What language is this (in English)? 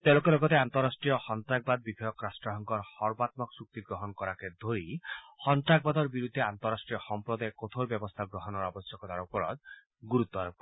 Assamese